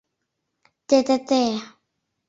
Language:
Mari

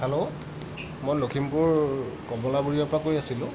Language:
Assamese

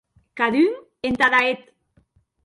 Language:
Occitan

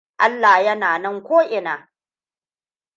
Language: Hausa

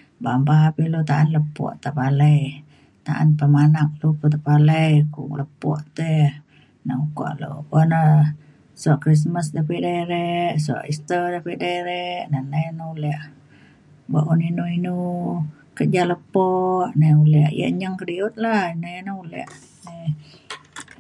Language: Mainstream Kenyah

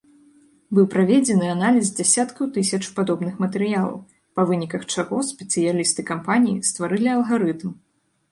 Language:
Belarusian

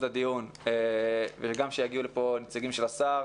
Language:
Hebrew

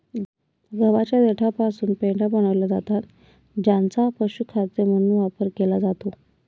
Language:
Marathi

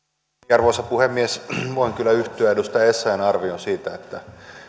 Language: Finnish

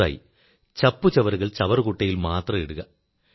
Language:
Malayalam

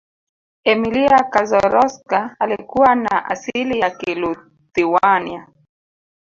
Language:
Swahili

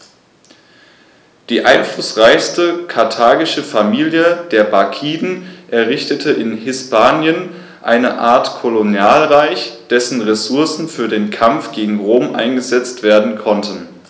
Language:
German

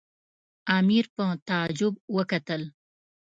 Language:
Pashto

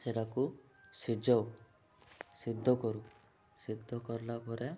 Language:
Odia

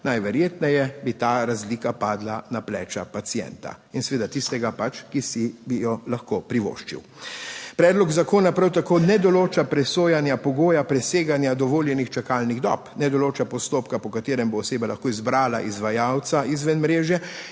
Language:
Slovenian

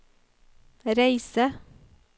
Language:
Norwegian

